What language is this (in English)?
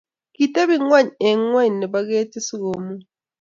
Kalenjin